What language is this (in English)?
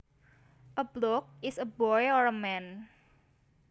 Javanese